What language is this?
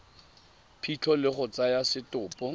Tswana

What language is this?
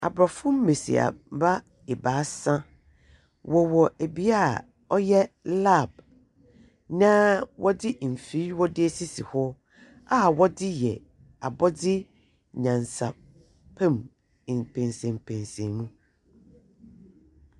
Akan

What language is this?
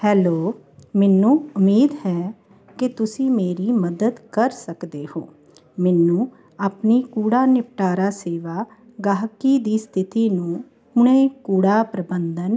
Punjabi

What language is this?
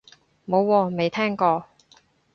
Cantonese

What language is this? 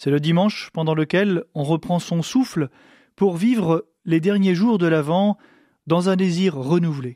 French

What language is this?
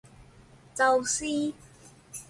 Chinese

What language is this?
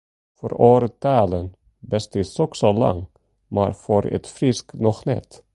Western Frisian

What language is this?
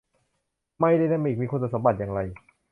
Thai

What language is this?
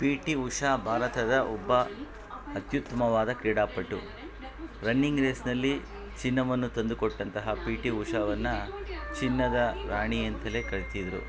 Kannada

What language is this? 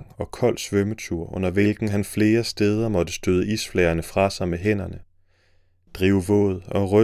Danish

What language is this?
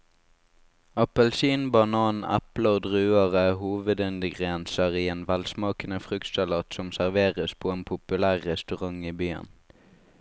Norwegian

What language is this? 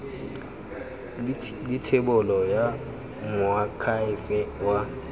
Tswana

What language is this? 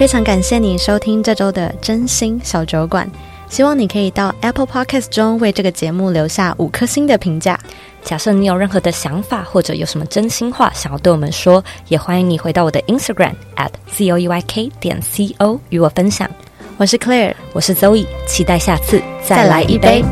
Chinese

